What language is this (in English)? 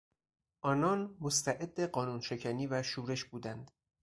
Persian